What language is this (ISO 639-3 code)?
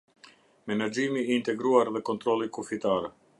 sqi